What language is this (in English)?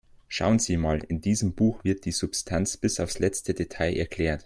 German